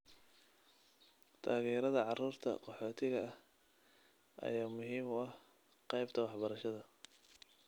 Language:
Somali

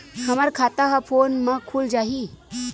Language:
Chhattisgarhi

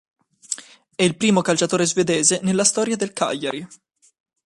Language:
Italian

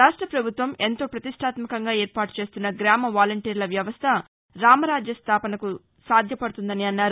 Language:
Telugu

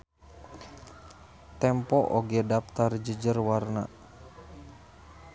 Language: Sundanese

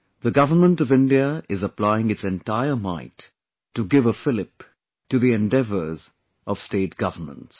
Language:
English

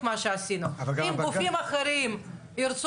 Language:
Hebrew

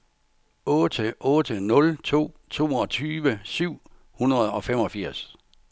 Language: Danish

